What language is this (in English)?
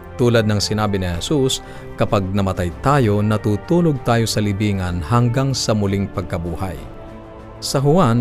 Filipino